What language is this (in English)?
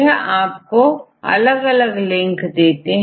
Hindi